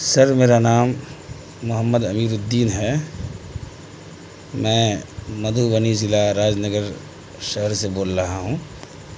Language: Urdu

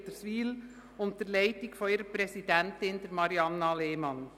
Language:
Swiss German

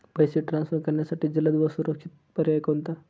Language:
Marathi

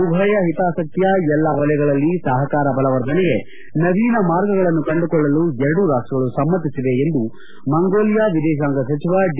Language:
Kannada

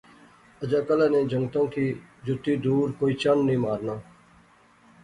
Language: Pahari-Potwari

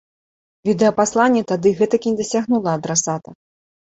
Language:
Belarusian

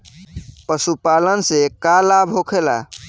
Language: Bhojpuri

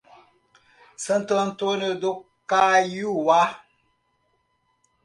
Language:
Portuguese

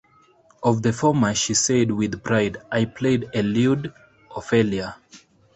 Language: English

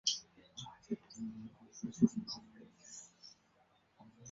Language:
Chinese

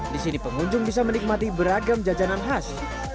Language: Indonesian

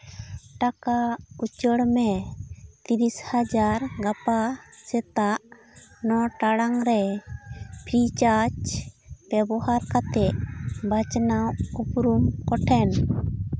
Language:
Santali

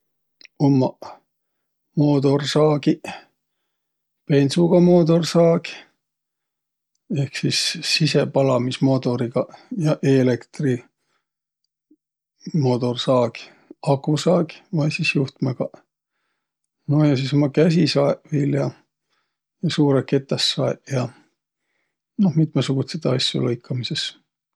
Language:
Võro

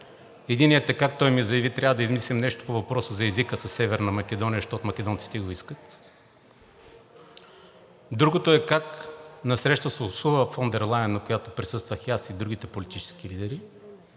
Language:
Bulgarian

